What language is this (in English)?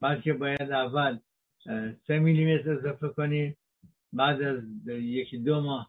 Persian